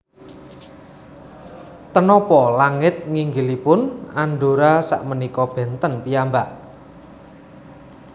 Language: Javanese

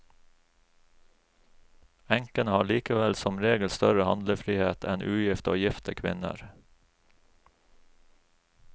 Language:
Norwegian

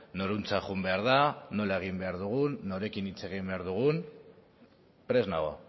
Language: Basque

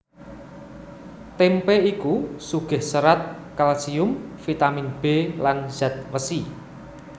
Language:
Javanese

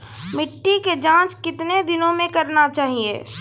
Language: Maithili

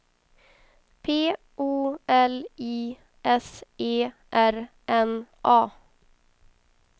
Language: Swedish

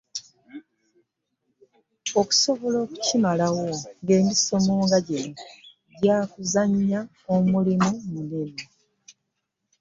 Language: Ganda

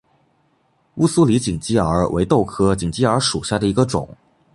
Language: Chinese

